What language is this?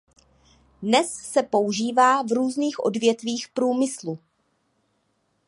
Czech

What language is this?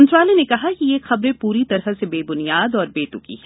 Hindi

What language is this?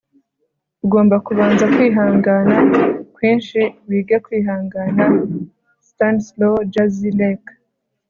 Kinyarwanda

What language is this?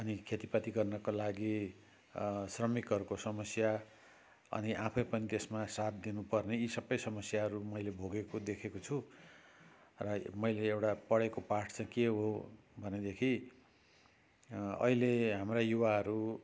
Nepali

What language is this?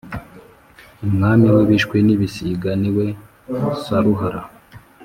Kinyarwanda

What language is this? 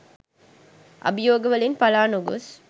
Sinhala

